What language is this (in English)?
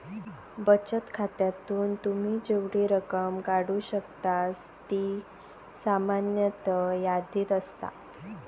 Marathi